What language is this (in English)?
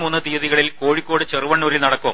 Malayalam